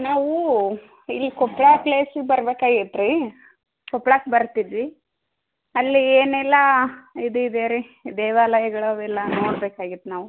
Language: Kannada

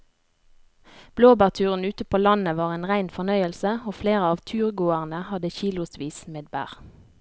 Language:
Norwegian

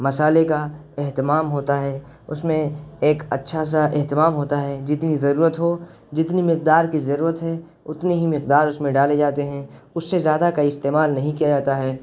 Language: Urdu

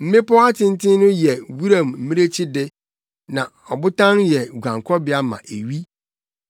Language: Akan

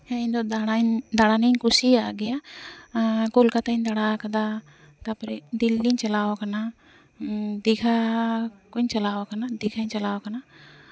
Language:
Santali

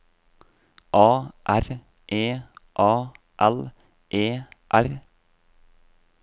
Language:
Norwegian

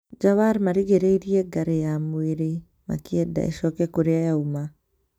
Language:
Kikuyu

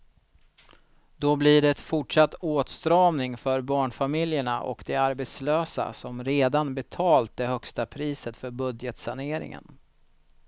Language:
Swedish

